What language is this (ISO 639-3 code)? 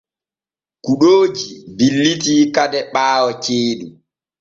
fue